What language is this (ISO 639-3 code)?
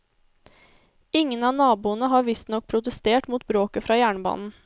nor